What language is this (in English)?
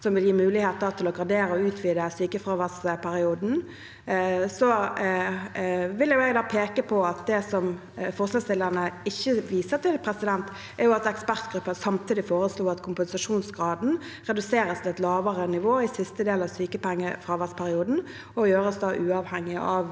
Norwegian